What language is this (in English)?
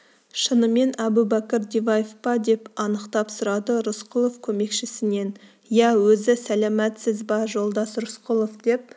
Kazakh